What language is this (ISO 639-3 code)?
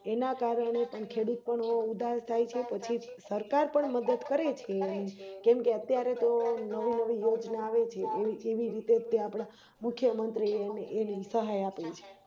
guj